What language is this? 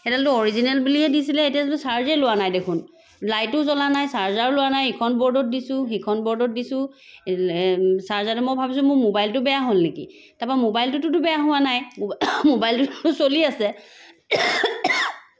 Assamese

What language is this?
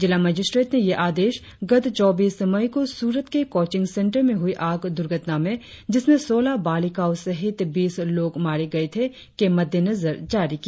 Hindi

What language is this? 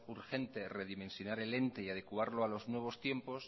Spanish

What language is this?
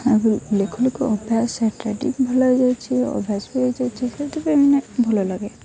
Odia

